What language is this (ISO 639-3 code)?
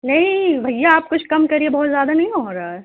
urd